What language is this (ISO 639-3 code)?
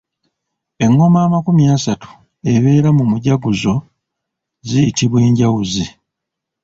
lug